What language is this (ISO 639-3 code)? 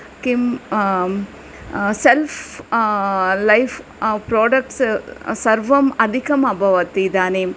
san